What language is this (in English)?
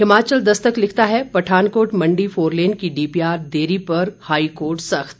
Hindi